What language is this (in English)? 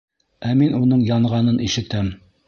Bashkir